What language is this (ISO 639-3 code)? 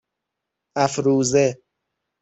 fas